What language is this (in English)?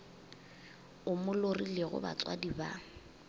Northern Sotho